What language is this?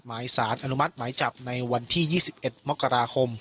Thai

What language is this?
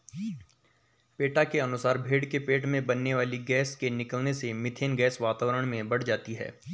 Hindi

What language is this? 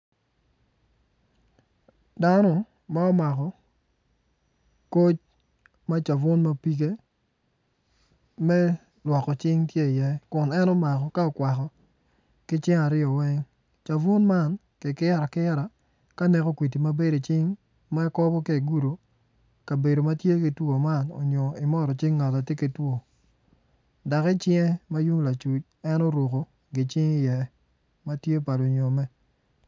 Acoli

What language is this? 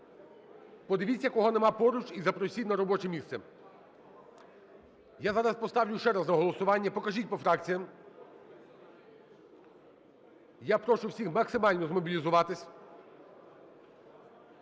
Ukrainian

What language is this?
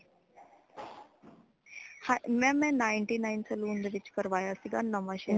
Punjabi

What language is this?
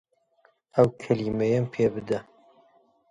Central Kurdish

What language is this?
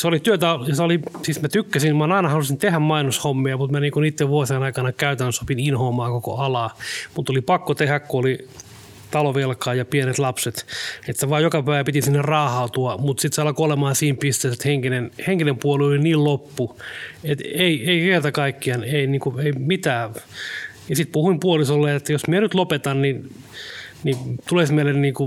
Finnish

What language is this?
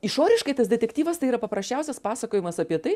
Lithuanian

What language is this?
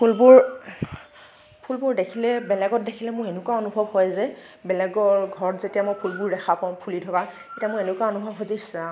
Assamese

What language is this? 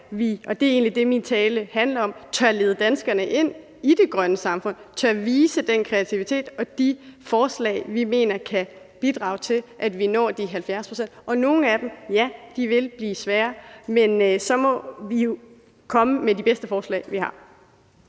Danish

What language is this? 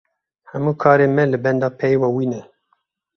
Kurdish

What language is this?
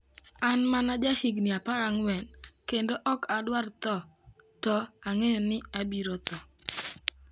Luo (Kenya and Tanzania)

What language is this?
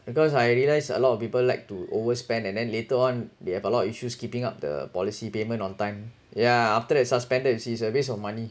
English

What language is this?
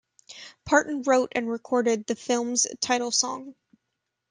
English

